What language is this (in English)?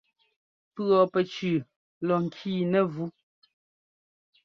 Ngomba